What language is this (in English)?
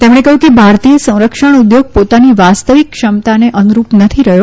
Gujarati